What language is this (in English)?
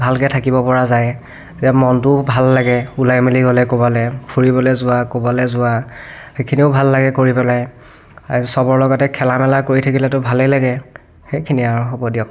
Assamese